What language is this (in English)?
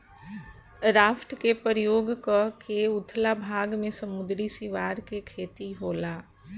Bhojpuri